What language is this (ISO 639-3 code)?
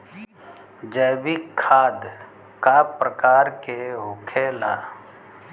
bho